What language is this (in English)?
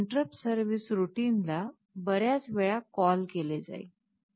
Marathi